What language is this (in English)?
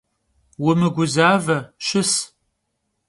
Kabardian